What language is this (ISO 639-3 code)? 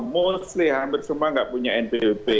ind